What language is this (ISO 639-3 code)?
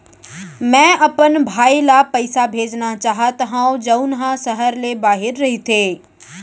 hne